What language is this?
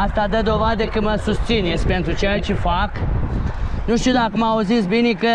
Romanian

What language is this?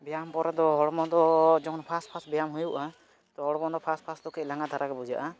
Santali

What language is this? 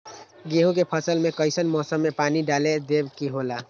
Magahi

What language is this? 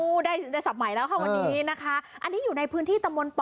Thai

